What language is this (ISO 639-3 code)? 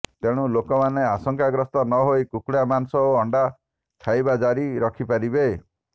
ori